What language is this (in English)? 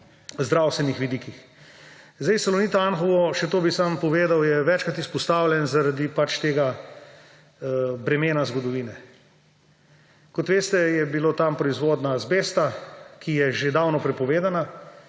Slovenian